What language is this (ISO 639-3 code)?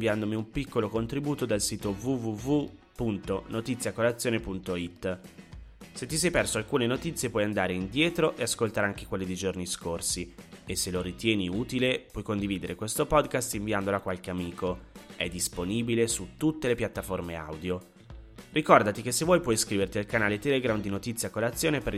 ita